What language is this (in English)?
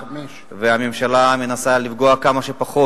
Hebrew